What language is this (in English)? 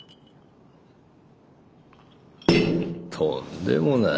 Japanese